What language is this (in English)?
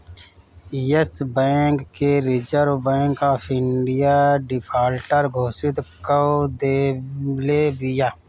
Bhojpuri